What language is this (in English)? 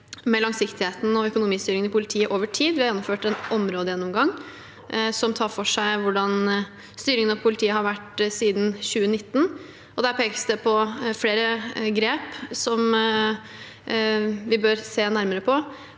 Norwegian